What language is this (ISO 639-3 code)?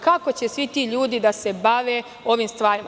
srp